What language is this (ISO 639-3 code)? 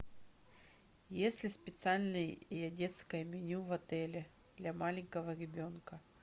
rus